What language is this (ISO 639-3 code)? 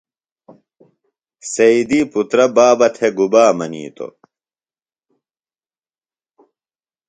phl